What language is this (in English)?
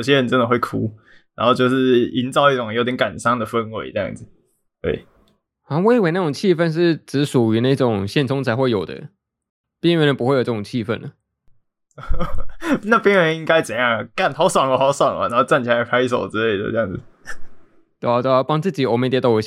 Chinese